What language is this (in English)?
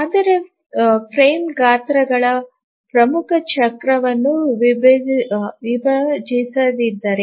Kannada